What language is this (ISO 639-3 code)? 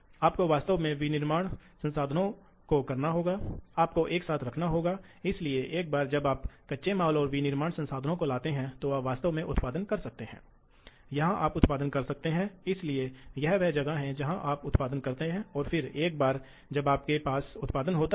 hin